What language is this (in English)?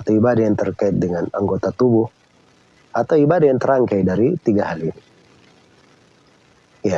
Indonesian